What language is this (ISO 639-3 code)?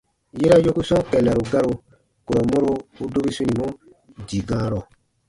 bba